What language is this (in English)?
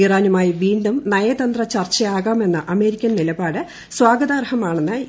Malayalam